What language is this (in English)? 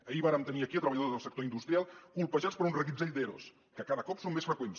Catalan